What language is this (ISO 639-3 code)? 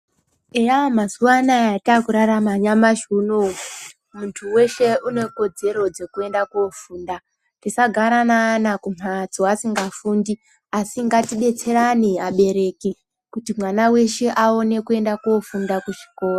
ndc